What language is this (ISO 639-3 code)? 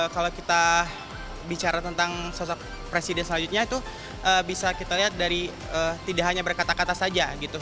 ind